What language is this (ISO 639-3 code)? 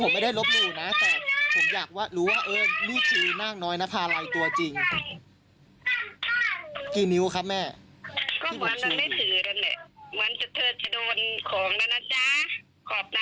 tha